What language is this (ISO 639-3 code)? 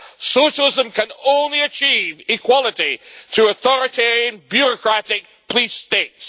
eng